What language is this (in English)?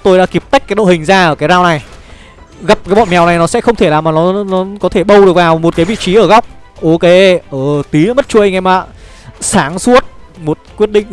Vietnamese